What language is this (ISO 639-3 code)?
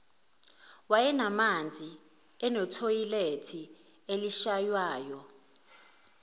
zul